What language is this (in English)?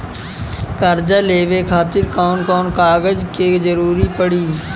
Bhojpuri